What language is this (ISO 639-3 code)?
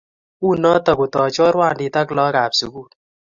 kln